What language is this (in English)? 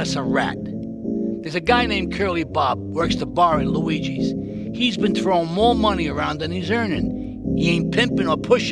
English